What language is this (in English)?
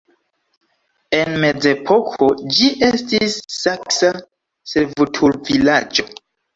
Esperanto